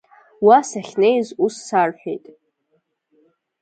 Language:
Abkhazian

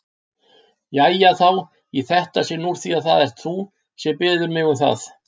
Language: Icelandic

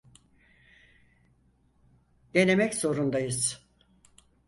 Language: Turkish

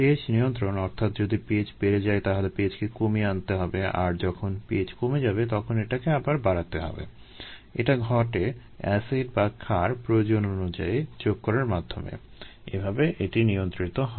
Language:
Bangla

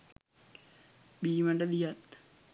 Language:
Sinhala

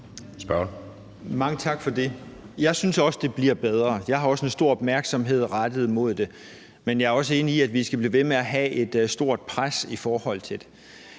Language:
Danish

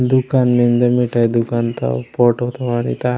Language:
Gondi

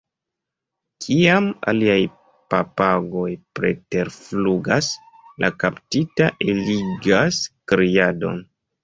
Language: Esperanto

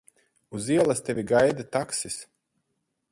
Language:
Latvian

